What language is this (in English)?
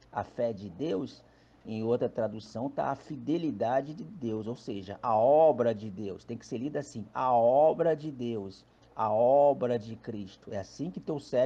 Portuguese